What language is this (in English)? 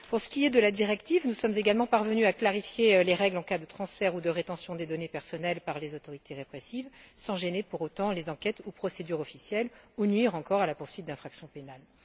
French